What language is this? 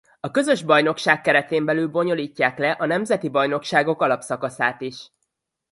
Hungarian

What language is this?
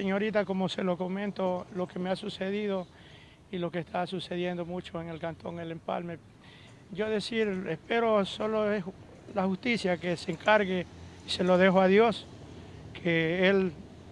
Spanish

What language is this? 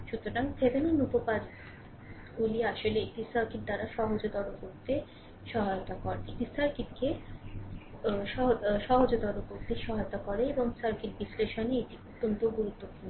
Bangla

